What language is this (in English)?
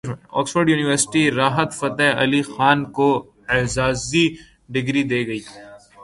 Urdu